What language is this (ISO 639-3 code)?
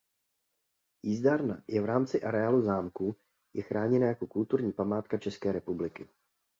ces